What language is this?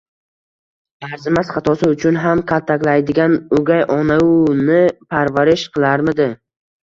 Uzbek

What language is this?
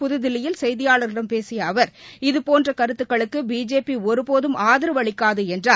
Tamil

